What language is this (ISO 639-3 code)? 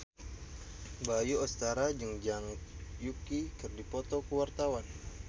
sun